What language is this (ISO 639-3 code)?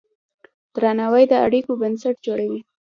pus